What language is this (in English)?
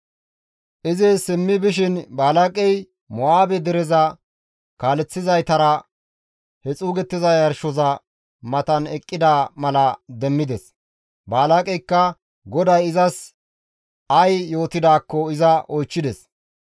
Gamo